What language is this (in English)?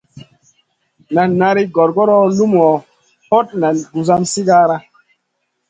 Masana